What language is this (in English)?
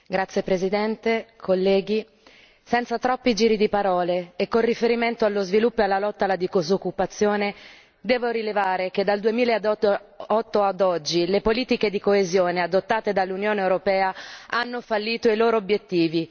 Italian